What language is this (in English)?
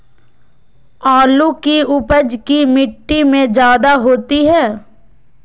Magahi